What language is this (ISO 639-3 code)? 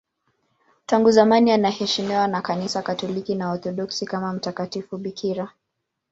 swa